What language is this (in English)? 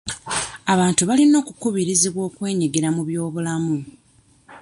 Ganda